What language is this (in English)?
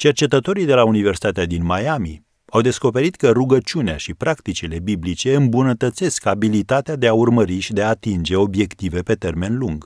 Romanian